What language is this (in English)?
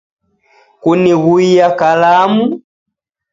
Taita